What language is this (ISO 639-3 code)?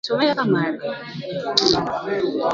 swa